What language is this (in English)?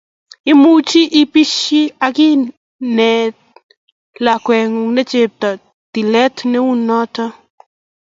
Kalenjin